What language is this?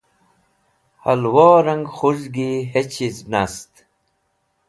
Wakhi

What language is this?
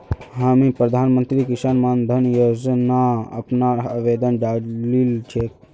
Magahi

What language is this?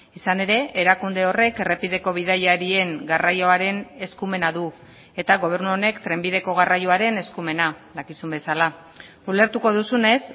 Basque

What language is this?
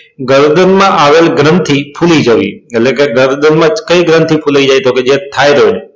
Gujarati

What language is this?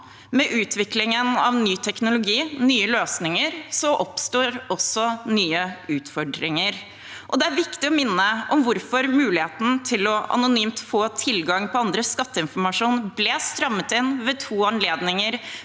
Norwegian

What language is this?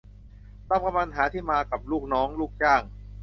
Thai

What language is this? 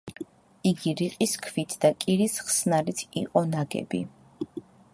Georgian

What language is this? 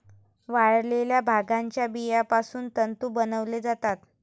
Marathi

